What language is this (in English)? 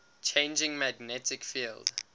English